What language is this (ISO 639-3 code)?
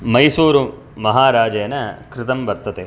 san